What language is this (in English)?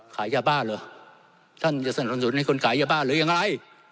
Thai